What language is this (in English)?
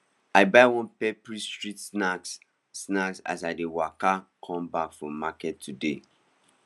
Nigerian Pidgin